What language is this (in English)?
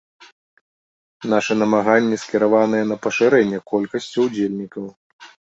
Belarusian